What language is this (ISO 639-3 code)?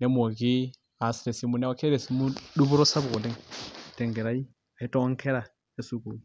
mas